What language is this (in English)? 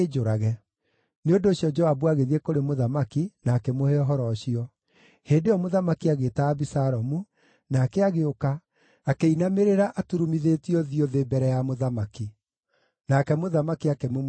Kikuyu